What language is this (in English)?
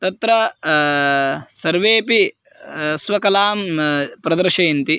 Sanskrit